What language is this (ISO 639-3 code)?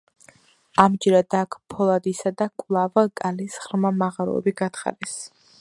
kat